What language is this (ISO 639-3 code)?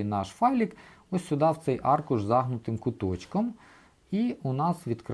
ukr